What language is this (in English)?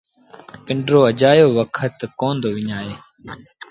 Sindhi Bhil